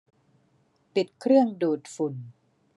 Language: Thai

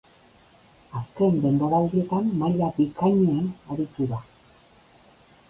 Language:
Basque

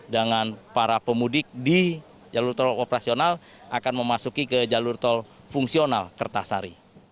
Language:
Indonesian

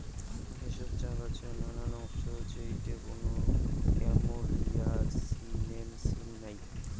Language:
Bangla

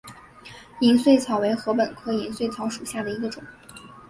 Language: Chinese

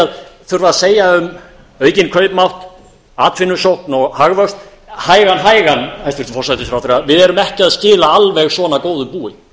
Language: Icelandic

